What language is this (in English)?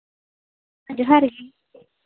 Santali